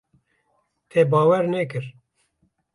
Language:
Kurdish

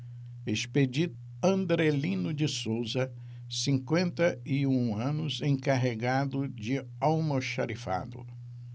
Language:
Portuguese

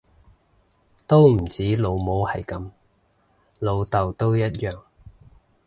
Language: Cantonese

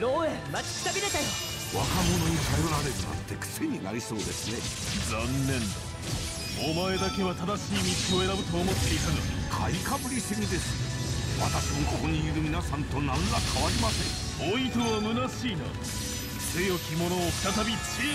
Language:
Japanese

